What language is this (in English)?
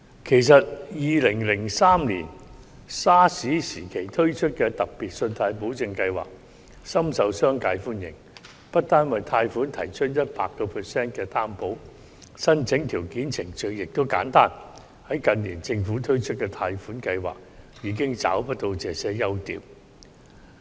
Cantonese